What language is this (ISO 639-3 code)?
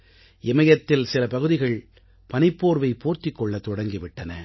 tam